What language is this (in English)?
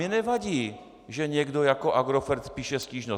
Czech